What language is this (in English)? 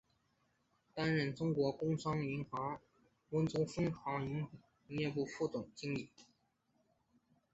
Chinese